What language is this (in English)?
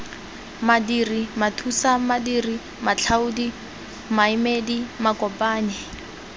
Tswana